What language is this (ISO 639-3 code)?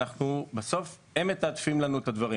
heb